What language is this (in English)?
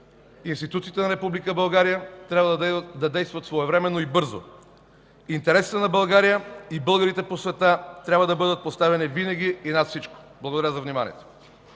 Bulgarian